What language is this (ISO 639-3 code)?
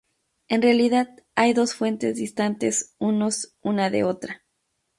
spa